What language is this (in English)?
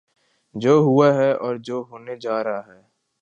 Urdu